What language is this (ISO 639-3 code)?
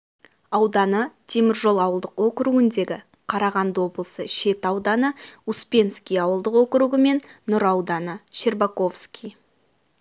kaz